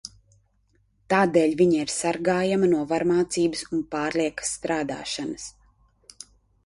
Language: Latvian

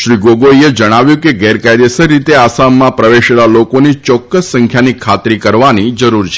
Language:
Gujarati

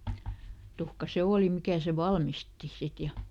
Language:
Finnish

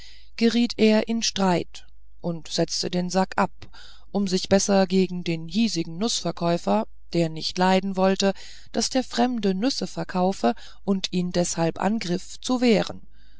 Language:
German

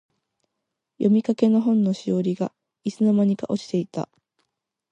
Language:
Japanese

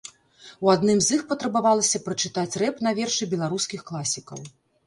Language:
Belarusian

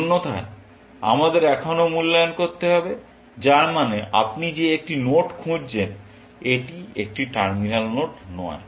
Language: Bangla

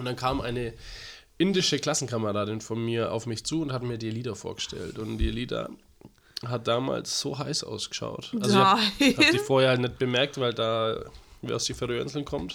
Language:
German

